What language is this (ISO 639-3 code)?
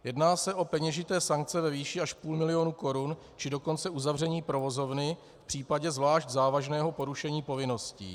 ces